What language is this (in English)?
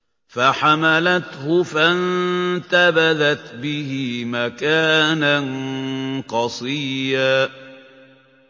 Arabic